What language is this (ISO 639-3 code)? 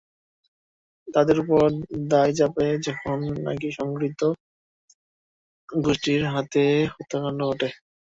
ben